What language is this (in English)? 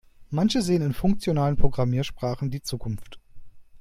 German